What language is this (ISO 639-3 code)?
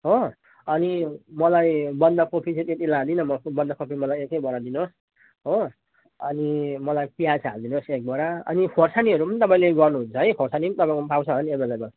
nep